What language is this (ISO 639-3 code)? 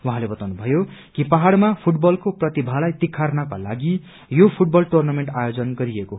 nep